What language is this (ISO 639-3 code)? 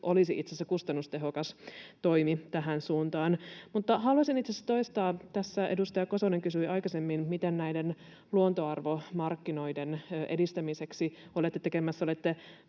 fin